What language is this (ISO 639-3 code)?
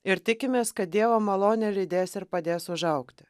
lit